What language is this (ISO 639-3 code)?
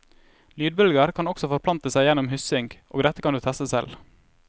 nor